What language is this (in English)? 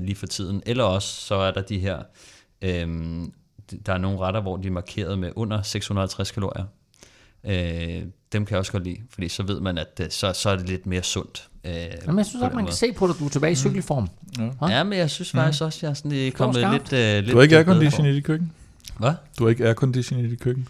Danish